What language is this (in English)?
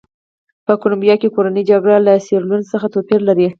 Pashto